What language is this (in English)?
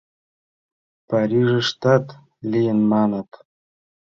Mari